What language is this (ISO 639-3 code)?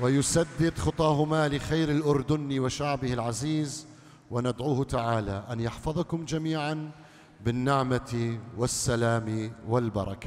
ara